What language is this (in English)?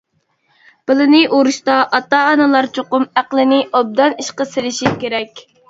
Uyghur